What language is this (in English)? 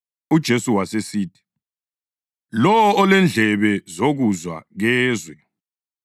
North Ndebele